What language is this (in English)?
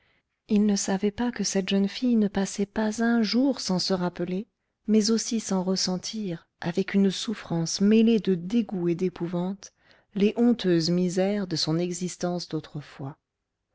French